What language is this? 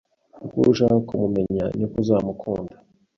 Kinyarwanda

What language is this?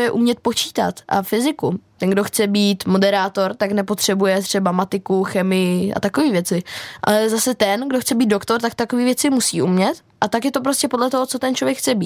Czech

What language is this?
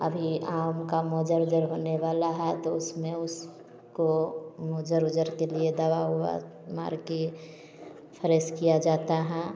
Hindi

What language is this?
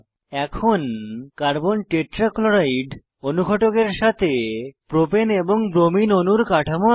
Bangla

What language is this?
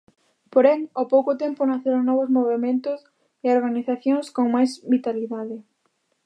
Galician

